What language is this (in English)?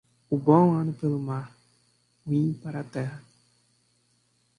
Portuguese